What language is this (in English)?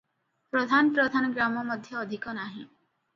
Odia